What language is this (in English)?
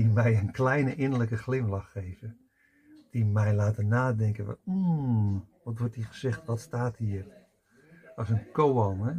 Dutch